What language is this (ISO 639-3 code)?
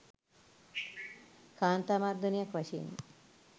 sin